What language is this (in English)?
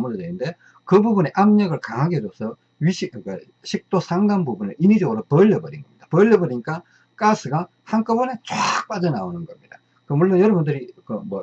Korean